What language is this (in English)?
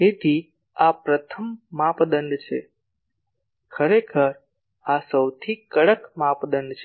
Gujarati